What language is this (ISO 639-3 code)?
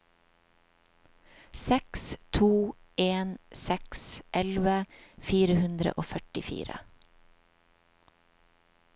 nor